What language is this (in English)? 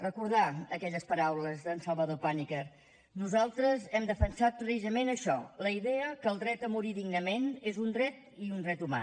Catalan